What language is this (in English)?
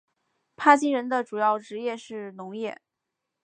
Chinese